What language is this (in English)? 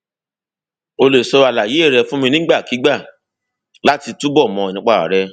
Yoruba